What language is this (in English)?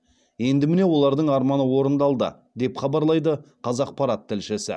Kazakh